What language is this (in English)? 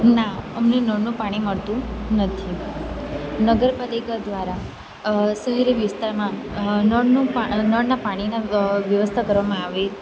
Gujarati